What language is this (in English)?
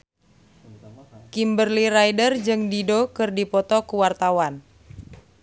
Sundanese